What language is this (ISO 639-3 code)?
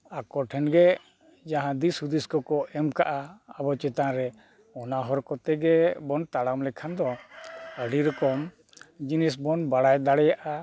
sat